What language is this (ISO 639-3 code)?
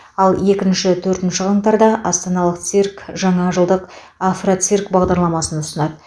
kaz